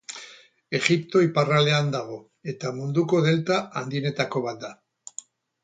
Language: Basque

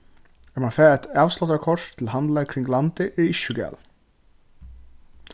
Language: Faroese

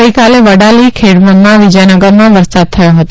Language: Gujarati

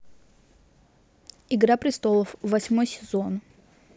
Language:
Russian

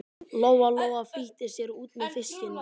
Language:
Icelandic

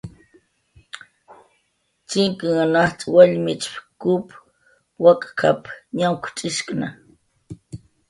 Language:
Jaqaru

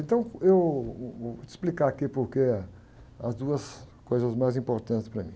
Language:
Portuguese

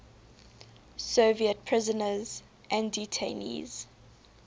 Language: English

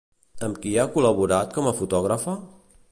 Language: Catalan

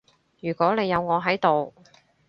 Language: Cantonese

